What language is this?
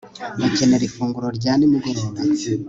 Kinyarwanda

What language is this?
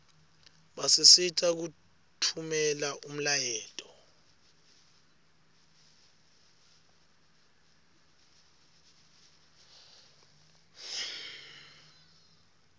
Swati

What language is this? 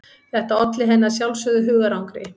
Icelandic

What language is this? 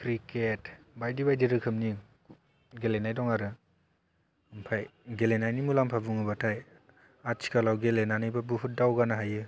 Bodo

